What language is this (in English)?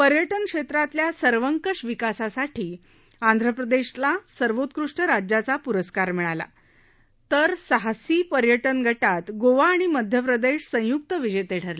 Marathi